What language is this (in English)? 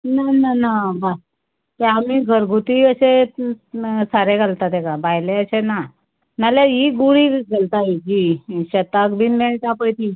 Konkani